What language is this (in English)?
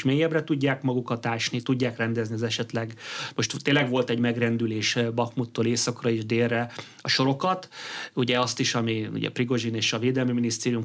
Hungarian